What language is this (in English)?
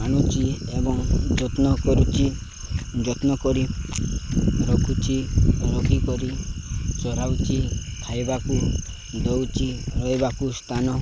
Odia